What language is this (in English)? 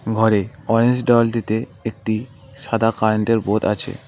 Bangla